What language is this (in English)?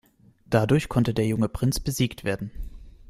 German